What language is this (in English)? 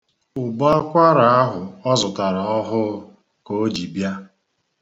Igbo